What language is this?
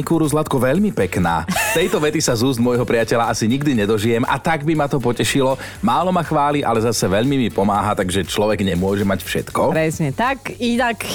Slovak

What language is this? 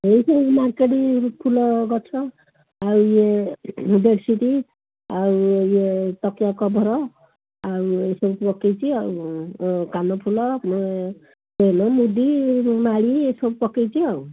Odia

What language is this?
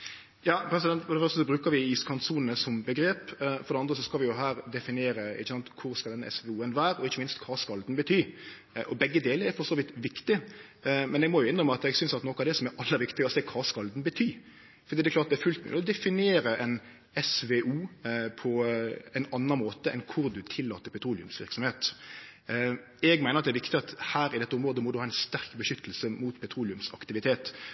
Norwegian Nynorsk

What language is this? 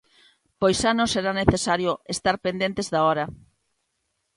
Galician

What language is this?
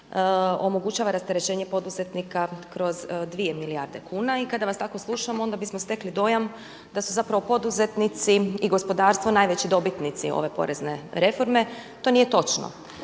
Croatian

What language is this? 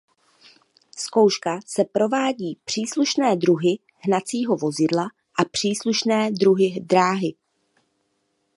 Czech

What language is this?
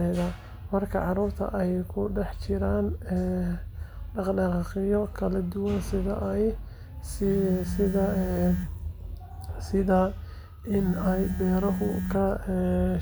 Somali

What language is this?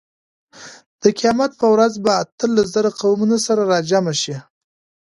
Pashto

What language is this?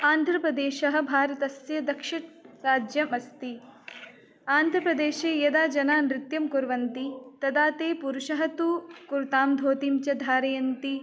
Sanskrit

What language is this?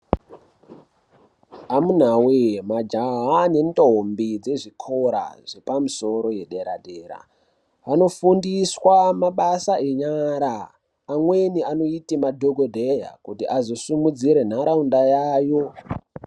Ndau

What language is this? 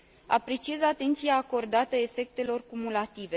Romanian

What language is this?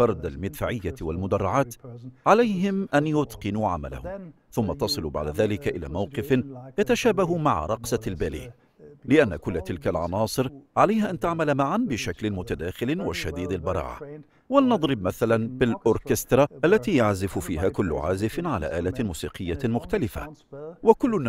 Arabic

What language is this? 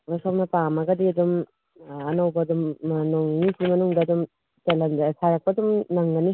Manipuri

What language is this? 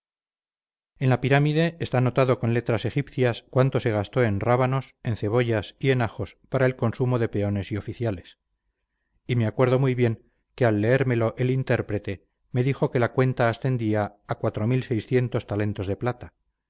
Spanish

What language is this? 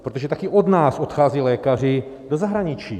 Czech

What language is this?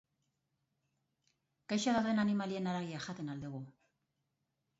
Basque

